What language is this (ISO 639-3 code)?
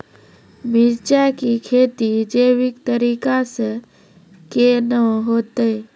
mai